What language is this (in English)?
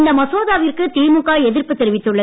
Tamil